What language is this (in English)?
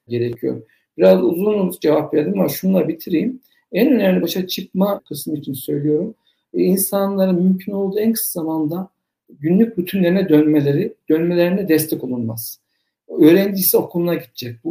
Turkish